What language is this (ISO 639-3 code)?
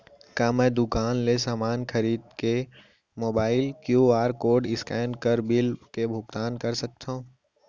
hne